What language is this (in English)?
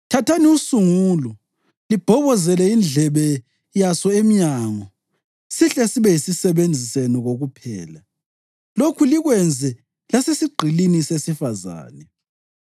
North Ndebele